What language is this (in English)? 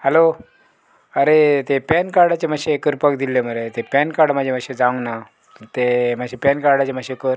Konkani